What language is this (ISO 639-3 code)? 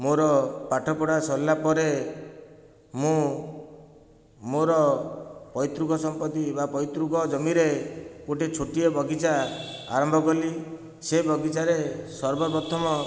ori